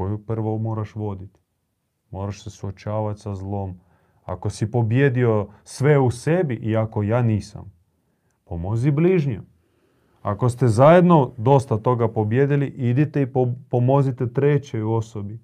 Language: Croatian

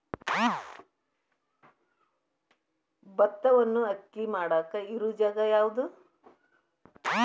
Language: Kannada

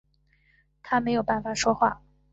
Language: Chinese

